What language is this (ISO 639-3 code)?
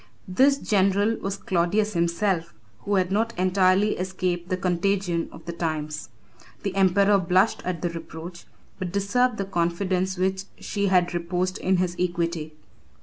eng